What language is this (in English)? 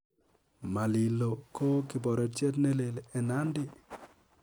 Kalenjin